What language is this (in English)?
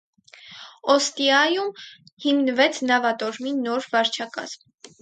Armenian